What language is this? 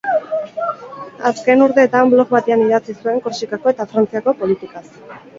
Basque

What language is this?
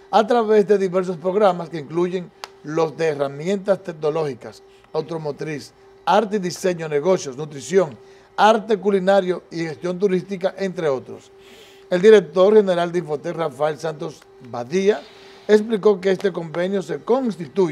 Spanish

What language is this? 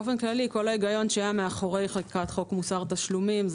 Hebrew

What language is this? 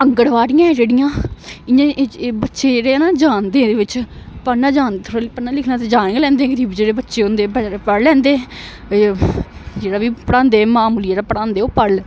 Dogri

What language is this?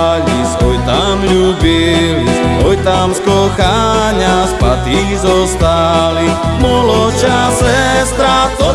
Slovak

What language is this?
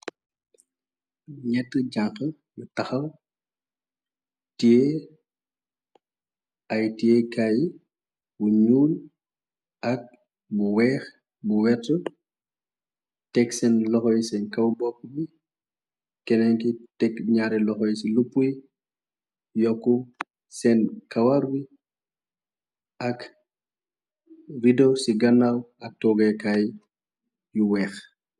Wolof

